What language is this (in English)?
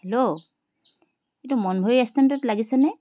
Assamese